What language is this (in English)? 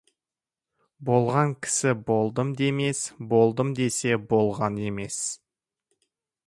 Kazakh